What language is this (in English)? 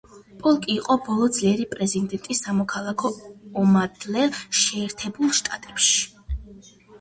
Georgian